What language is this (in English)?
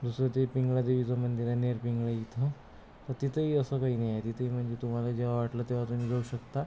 Marathi